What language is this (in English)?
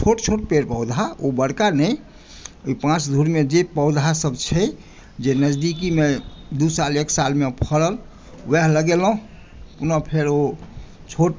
Maithili